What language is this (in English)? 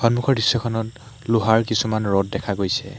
Assamese